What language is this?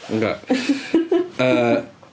Welsh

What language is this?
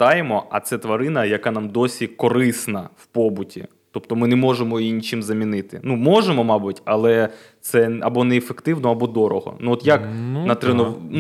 Ukrainian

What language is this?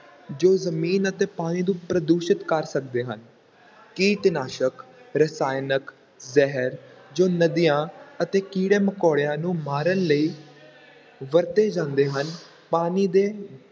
Punjabi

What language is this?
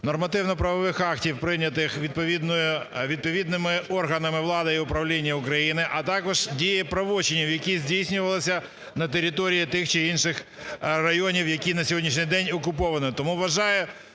Ukrainian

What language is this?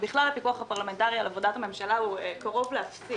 Hebrew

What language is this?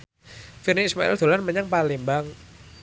Javanese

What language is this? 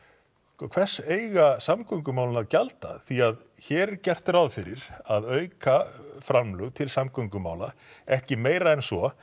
Icelandic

